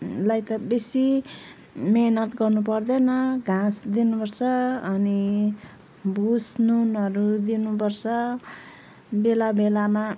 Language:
Nepali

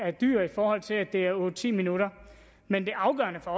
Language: Danish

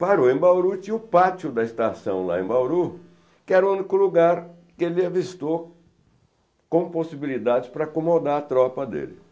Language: Portuguese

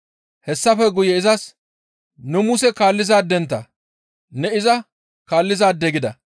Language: Gamo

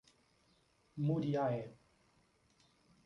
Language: Portuguese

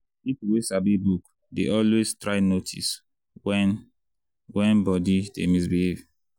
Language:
Nigerian Pidgin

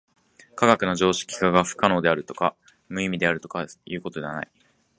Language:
Japanese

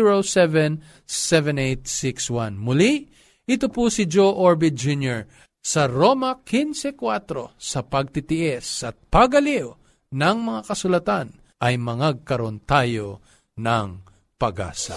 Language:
Filipino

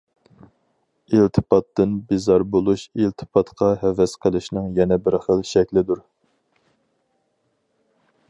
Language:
Uyghur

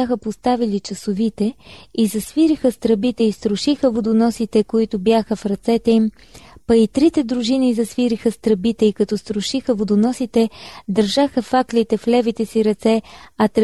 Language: Bulgarian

